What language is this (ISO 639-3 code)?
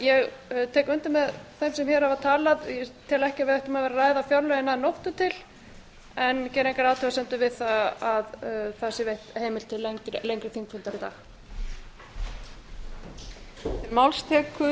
isl